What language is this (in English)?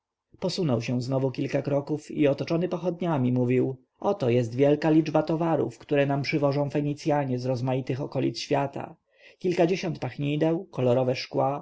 Polish